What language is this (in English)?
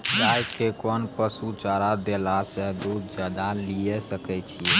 Maithili